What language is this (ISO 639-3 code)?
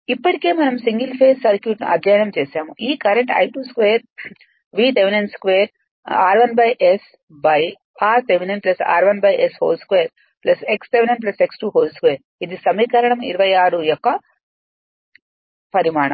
tel